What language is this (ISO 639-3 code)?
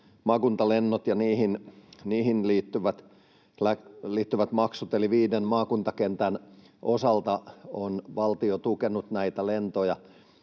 fin